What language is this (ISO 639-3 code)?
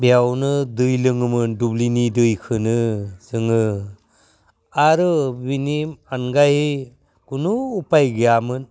brx